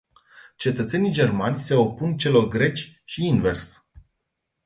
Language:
Romanian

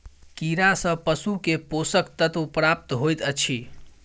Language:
Maithili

